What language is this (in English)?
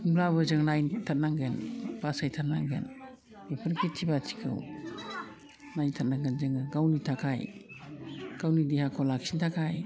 Bodo